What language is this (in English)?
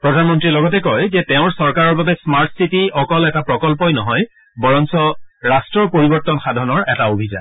Assamese